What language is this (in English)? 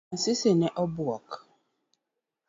Luo (Kenya and Tanzania)